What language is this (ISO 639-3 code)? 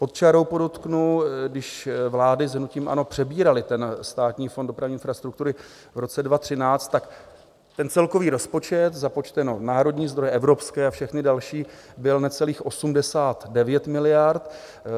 ces